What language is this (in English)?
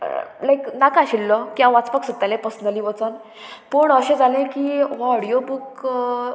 Konkani